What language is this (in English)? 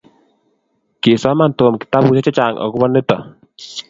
Kalenjin